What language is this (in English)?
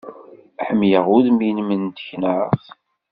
Kabyle